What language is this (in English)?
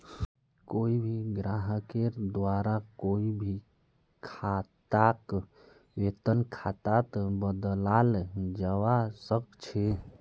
Magahi